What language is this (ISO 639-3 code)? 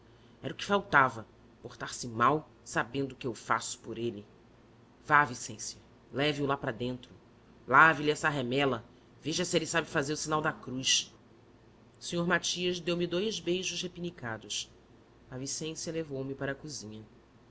por